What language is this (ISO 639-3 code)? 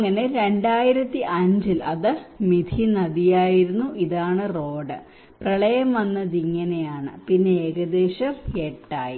mal